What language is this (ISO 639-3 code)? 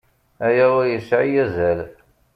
kab